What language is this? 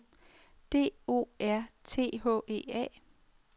Danish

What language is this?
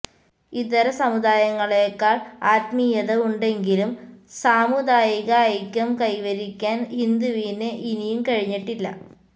Malayalam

